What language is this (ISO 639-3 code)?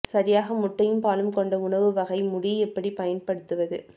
tam